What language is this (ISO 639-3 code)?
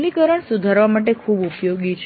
guj